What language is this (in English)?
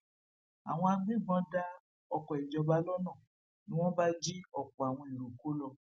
Yoruba